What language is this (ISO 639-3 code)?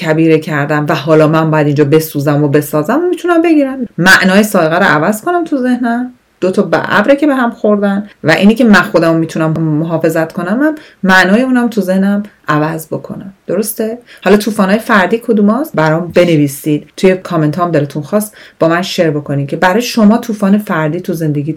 fas